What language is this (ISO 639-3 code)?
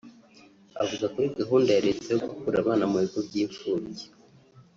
kin